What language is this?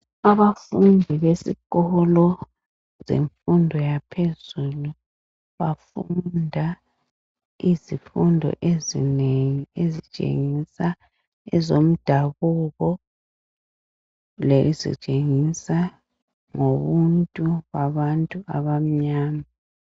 North Ndebele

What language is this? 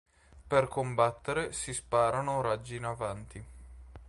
Italian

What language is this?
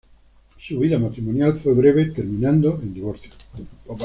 Spanish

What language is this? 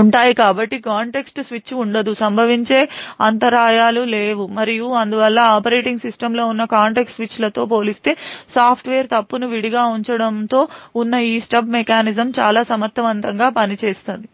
Telugu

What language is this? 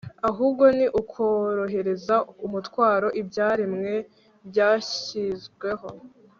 Kinyarwanda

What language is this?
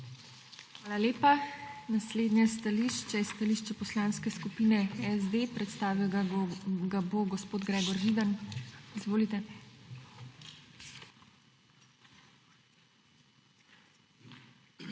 Slovenian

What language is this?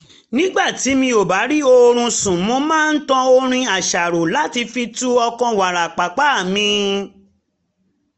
Yoruba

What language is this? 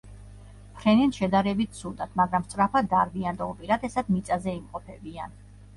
Georgian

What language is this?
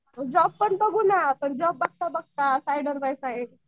Marathi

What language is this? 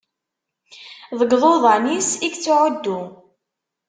Kabyle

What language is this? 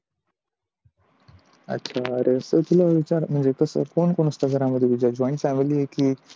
Marathi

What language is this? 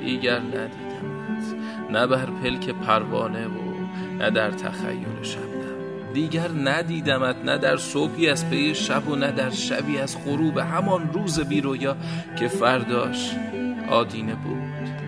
Persian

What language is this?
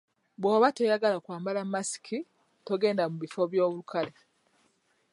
Ganda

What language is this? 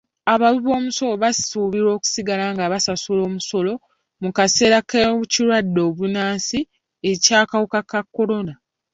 Ganda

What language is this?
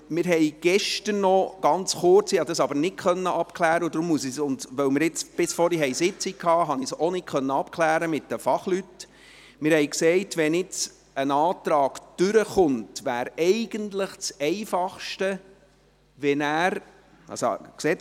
Swiss German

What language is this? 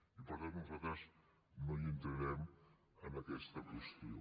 Catalan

